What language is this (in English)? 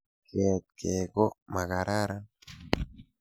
Kalenjin